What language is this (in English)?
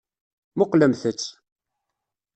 Kabyle